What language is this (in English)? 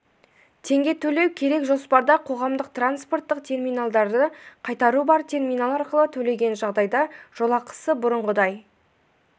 Kazakh